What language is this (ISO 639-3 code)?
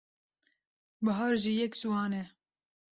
kur